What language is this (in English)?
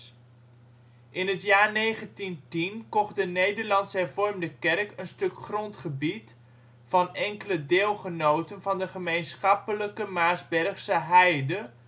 Dutch